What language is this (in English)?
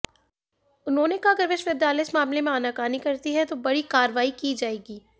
Hindi